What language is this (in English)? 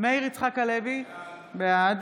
Hebrew